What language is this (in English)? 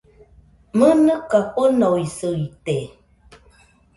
Nüpode Huitoto